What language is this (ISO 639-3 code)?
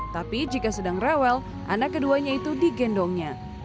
ind